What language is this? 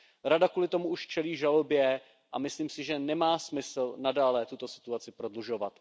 Czech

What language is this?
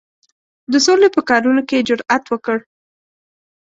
Pashto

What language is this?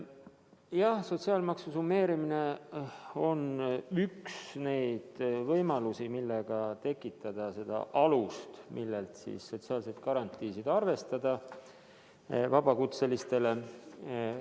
Estonian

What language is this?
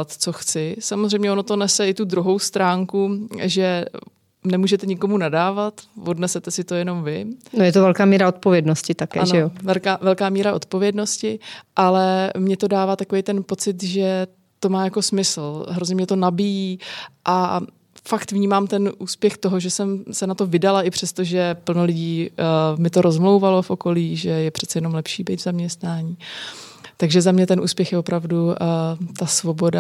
Czech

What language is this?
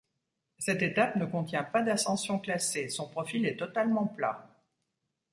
French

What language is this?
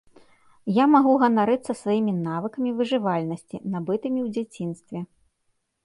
Belarusian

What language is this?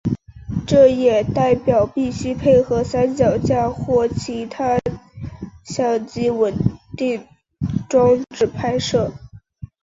Chinese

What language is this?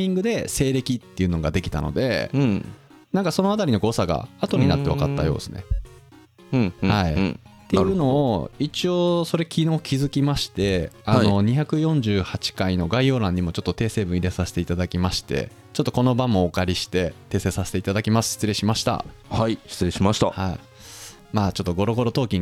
Japanese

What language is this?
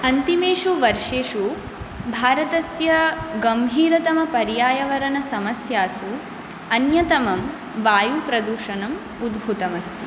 Sanskrit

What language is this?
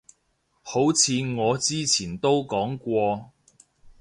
Cantonese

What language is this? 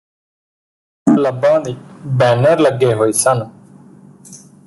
Punjabi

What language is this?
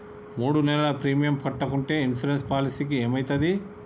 Telugu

